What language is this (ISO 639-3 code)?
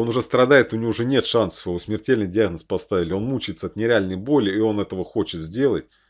rus